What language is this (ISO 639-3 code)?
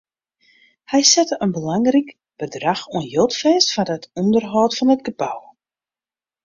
fry